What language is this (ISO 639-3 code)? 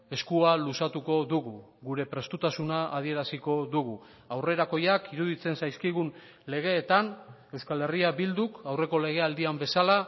eus